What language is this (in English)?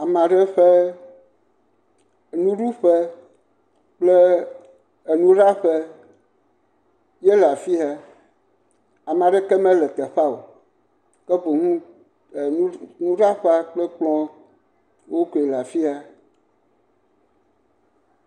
Ewe